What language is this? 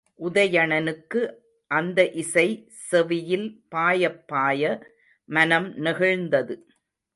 Tamil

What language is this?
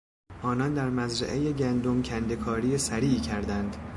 Persian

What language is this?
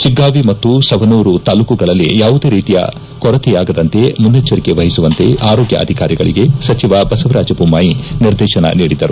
Kannada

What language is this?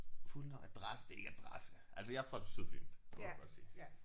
Danish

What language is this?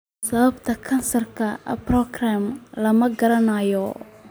Somali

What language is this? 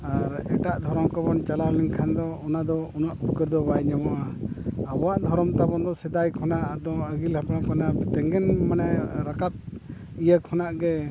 Santali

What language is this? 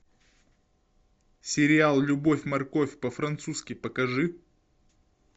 Russian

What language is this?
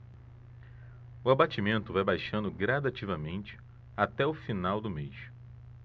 Portuguese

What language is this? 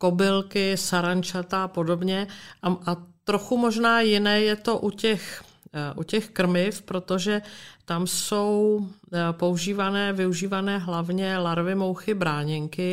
Czech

